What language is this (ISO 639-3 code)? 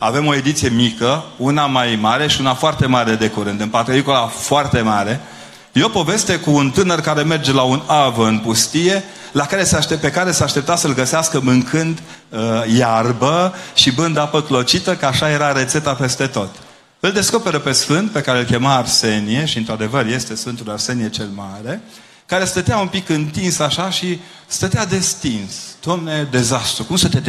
ron